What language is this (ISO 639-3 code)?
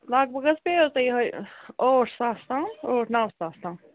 kas